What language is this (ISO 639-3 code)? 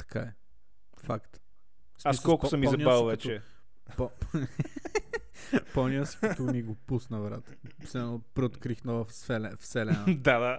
bul